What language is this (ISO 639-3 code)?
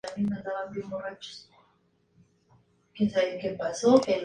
spa